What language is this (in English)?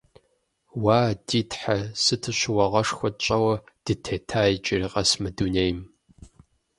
Kabardian